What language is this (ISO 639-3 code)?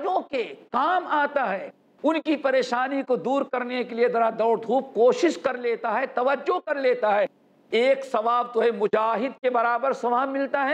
heb